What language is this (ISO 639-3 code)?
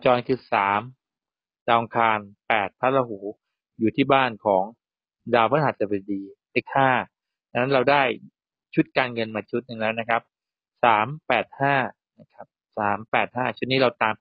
tha